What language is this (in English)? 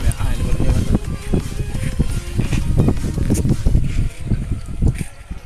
Bangla